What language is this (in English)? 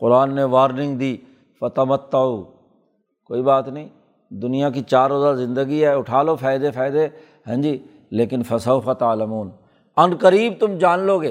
Urdu